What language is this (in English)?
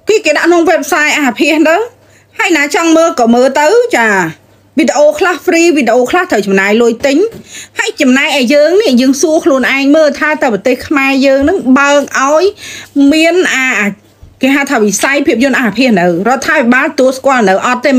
Vietnamese